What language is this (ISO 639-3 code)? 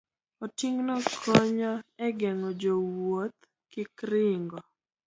luo